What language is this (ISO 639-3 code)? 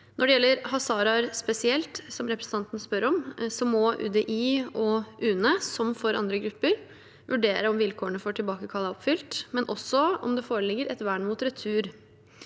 nor